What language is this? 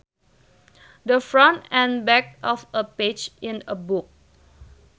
Sundanese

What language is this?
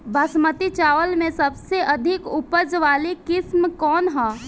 Bhojpuri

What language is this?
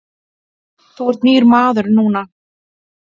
Icelandic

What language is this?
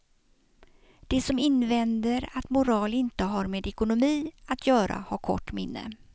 Swedish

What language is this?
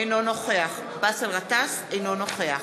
Hebrew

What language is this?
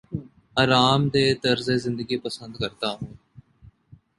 Urdu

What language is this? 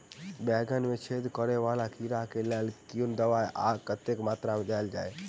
Maithili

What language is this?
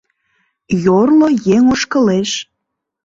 Mari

